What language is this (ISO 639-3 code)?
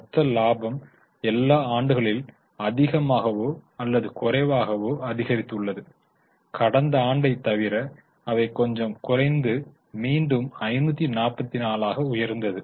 tam